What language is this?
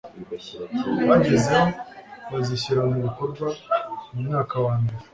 Kinyarwanda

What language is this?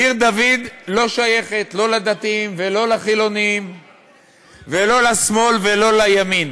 Hebrew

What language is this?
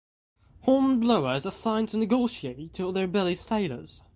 English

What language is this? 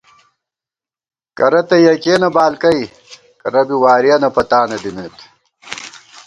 Gawar-Bati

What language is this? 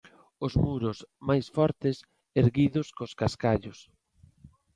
Galician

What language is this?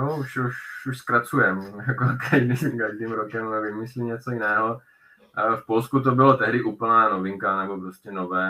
Czech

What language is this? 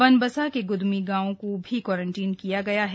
Hindi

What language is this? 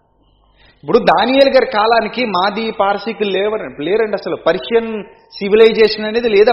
Telugu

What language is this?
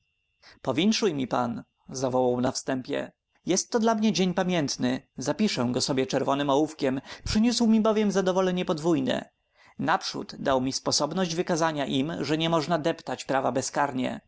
Polish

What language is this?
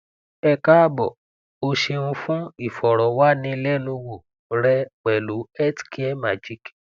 Yoruba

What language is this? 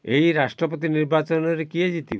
Odia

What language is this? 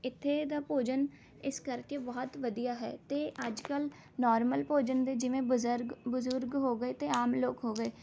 Punjabi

